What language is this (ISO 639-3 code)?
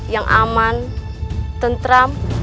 ind